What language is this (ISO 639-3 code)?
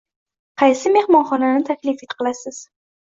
uzb